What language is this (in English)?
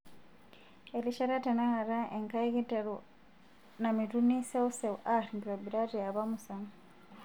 Masai